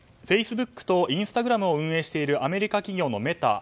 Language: Japanese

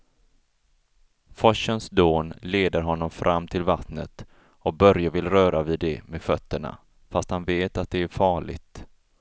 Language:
Swedish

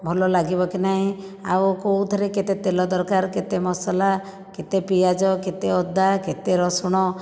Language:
Odia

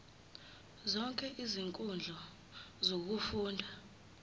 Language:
Zulu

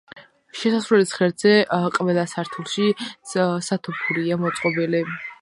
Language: Georgian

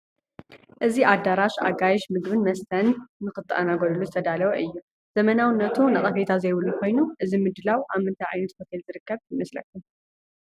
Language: Tigrinya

